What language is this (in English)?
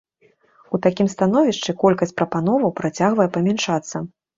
Belarusian